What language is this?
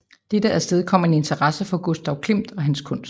Danish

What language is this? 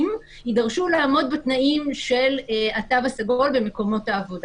Hebrew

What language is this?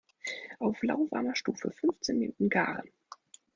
German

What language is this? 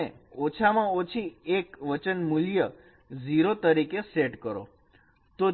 Gujarati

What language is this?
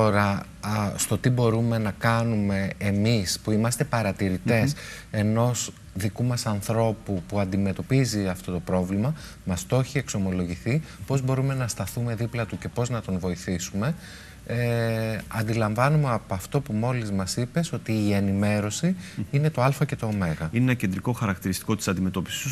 Greek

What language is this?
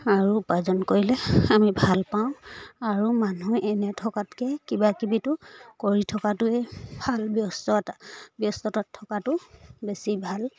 Assamese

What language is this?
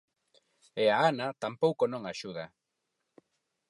Galician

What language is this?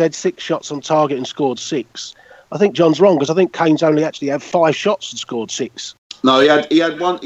English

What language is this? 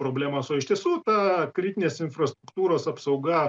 Lithuanian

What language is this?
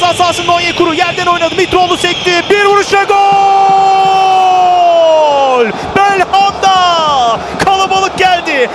Turkish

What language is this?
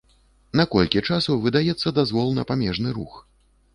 Belarusian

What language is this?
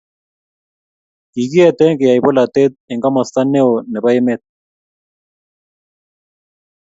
Kalenjin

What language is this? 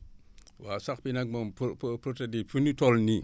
Wolof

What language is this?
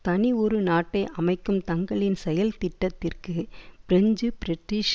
Tamil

